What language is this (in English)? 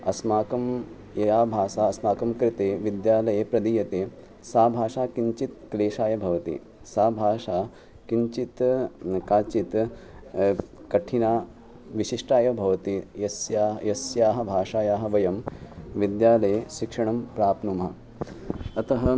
Sanskrit